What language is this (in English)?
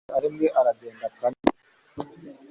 Kinyarwanda